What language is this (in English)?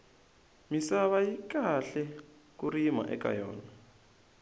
Tsonga